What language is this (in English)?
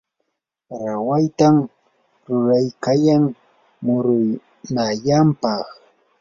Yanahuanca Pasco Quechua